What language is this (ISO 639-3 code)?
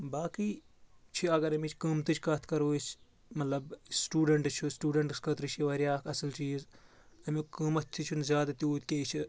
kas